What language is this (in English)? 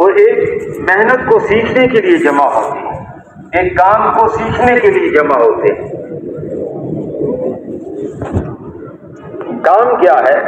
Hindi